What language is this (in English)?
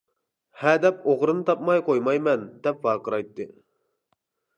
Uyghur